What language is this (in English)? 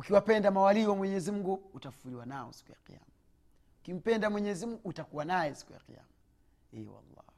Swahili